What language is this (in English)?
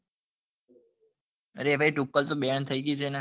Gujarati